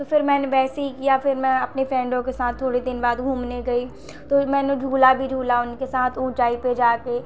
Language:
Hindi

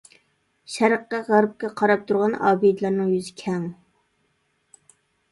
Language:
Uyghur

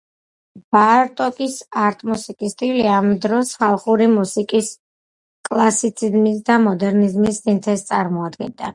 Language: Georgian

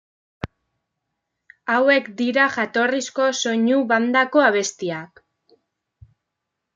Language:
Basque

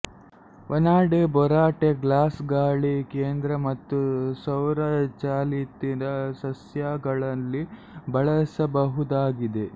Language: Kannada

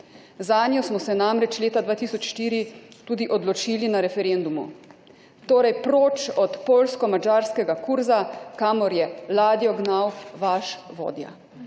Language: Slovenian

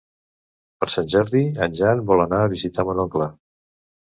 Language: Catalan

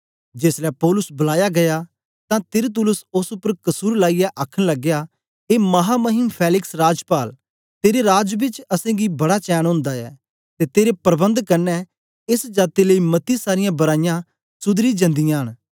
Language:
Dogri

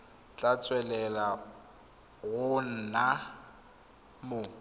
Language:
Tswana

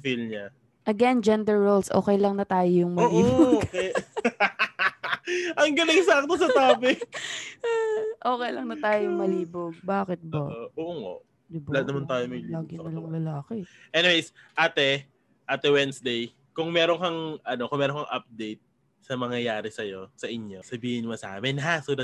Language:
Filipino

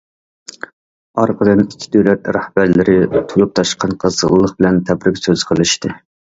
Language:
Uyghur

